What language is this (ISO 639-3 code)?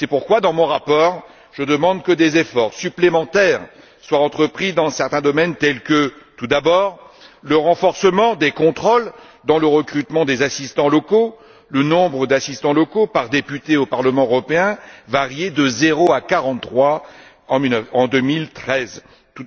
fra